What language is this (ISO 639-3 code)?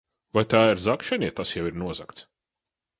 lav